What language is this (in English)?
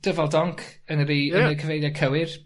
Welsh